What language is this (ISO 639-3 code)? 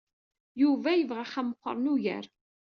kab